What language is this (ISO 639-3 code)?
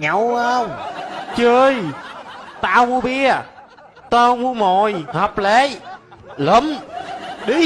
vie